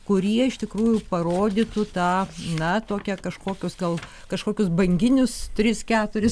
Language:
Lithuanian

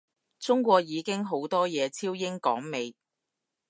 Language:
Cantonese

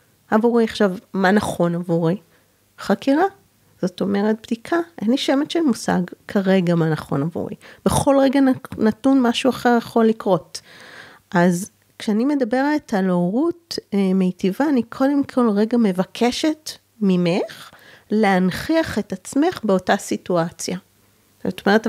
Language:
Hebrew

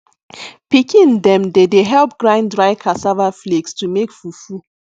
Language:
Nigerian Pidgin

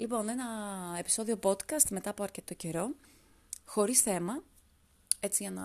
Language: Greek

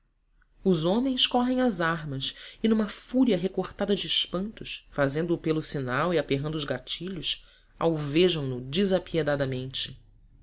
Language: Portuguese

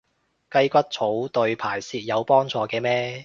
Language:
Cantonese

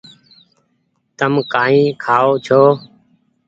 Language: Goaria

